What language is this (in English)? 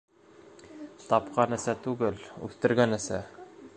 Bashkir